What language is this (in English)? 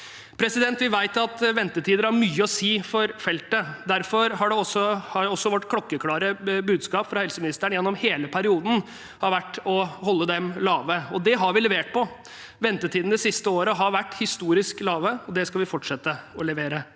Norwegian